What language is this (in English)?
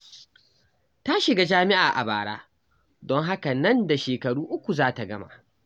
Hausa